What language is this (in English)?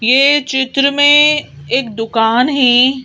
Hindi